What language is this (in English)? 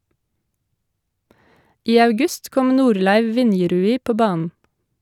Norwegian